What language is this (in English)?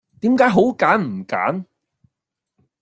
Cantonese